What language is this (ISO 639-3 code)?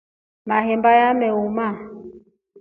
rof